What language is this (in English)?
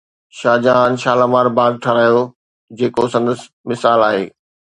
Sindhi